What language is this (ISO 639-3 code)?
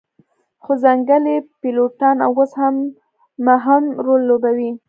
pus